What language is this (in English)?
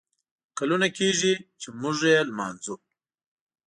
Pashto